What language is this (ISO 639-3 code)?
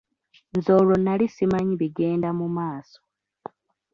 lug